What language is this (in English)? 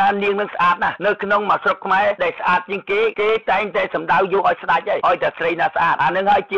Thai